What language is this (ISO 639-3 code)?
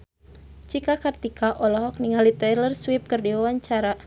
sun